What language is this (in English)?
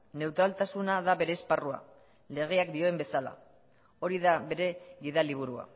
Basque